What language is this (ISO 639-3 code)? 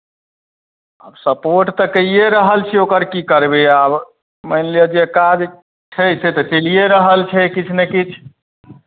mai